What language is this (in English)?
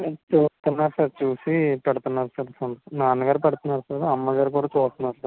Telugu